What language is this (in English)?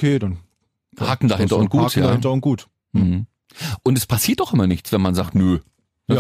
German